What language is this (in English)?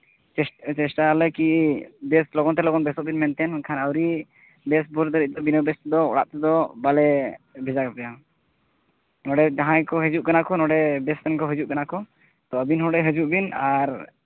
Santali